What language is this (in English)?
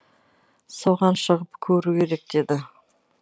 Kazakh